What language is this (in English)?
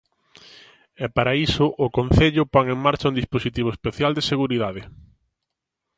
Galician